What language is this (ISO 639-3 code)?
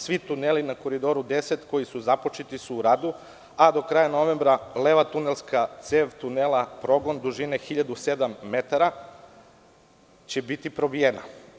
srp